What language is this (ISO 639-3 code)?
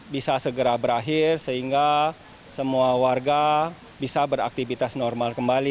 ind